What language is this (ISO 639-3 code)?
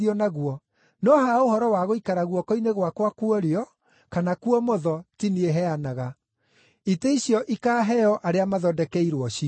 kik